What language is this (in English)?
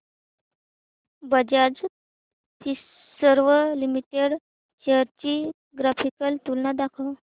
Marathi